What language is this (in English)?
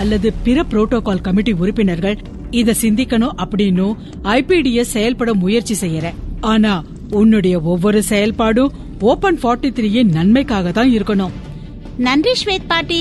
Tamil